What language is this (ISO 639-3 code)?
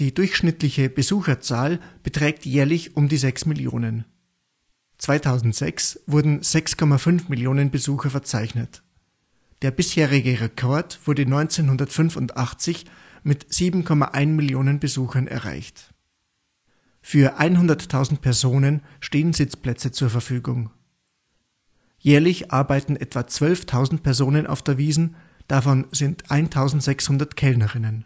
deu